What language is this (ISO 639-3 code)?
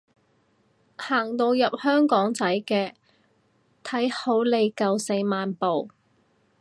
yue